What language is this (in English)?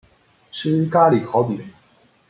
Chinese